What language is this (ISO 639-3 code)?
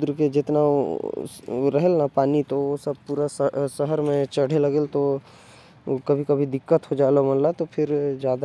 kfp